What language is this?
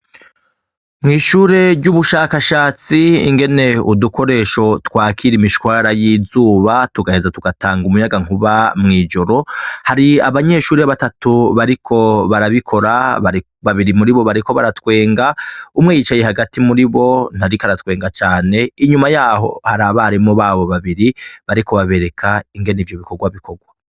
Rundi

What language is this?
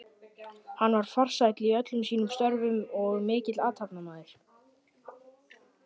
Icelandic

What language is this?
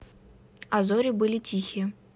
Russian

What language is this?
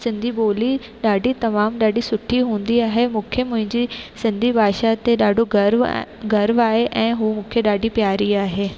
Sindhi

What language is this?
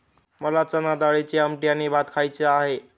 Marathi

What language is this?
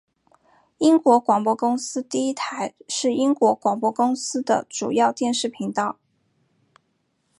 Chinese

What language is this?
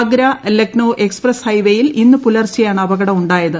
Malayalam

